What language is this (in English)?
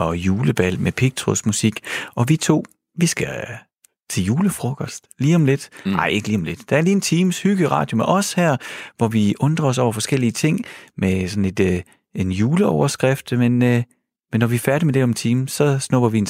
Danish